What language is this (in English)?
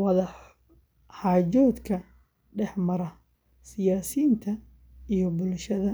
Somali